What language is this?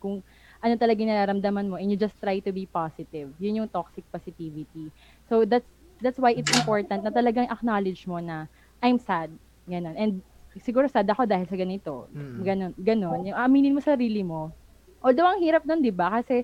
Filipino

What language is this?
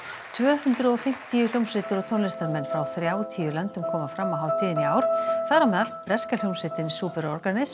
Icelandic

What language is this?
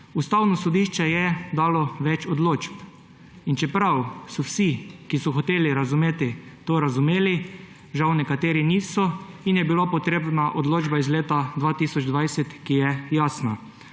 Slovenian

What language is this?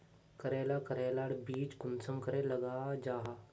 Magahi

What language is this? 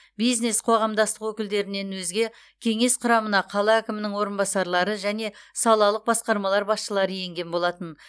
Kazakh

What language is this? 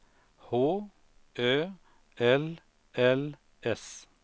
Swedish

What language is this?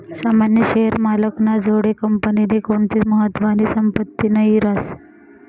Marathi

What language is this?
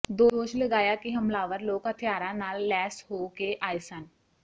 Punjabi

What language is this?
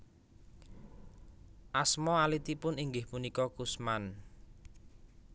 Javanese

